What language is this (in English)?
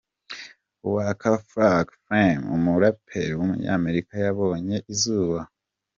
Kinyarwanda